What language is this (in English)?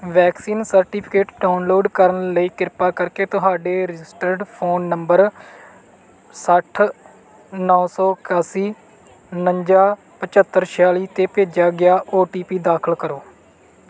Punjabi